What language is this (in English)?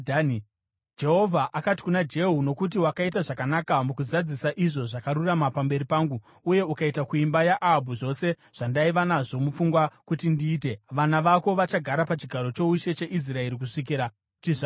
Shona